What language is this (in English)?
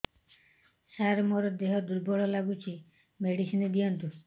Odia